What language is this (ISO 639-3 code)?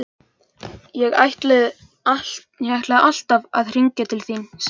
isl